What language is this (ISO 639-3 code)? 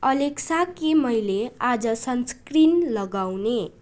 nep